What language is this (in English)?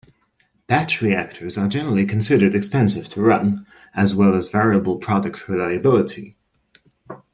English